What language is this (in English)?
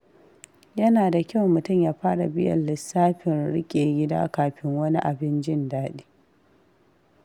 Hausa